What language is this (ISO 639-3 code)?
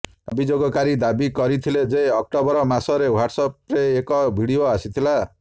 ori